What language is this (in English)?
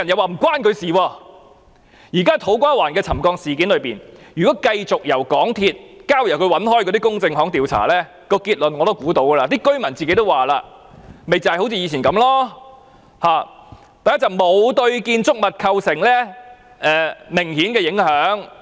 Cantonese